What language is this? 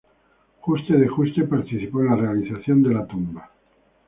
Spanish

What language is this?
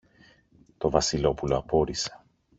Greek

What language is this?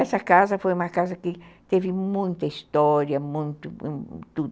Portuguese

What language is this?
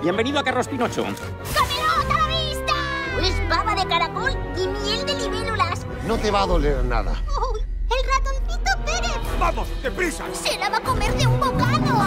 Spanish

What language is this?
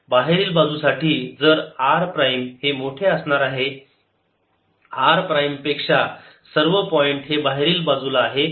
Marathi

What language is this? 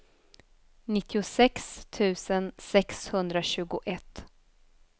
Swedish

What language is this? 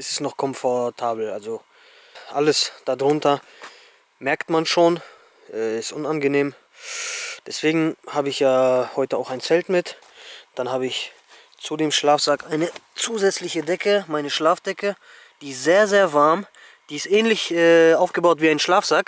German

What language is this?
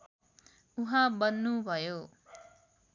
Nepali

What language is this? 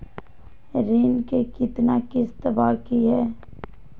Magahi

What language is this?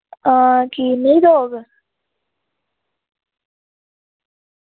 Dogri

